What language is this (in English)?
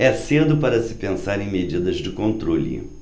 Portuguese